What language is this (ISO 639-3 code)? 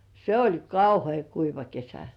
fin